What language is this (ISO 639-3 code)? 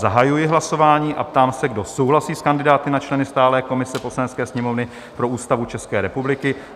ces